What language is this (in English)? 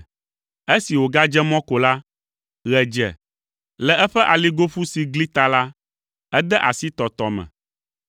Ewe